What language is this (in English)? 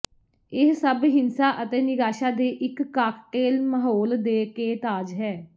Punjabi